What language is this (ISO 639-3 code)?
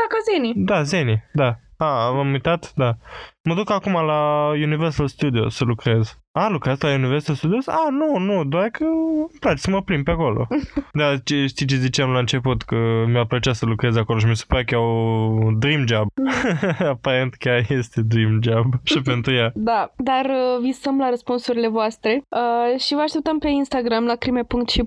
ron